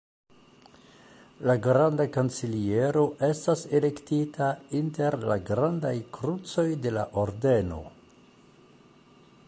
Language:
Esperanto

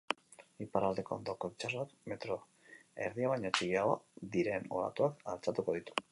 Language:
Basque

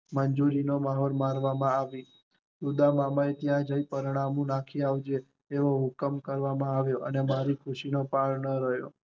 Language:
Gujarati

